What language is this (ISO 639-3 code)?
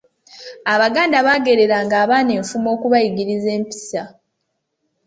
lug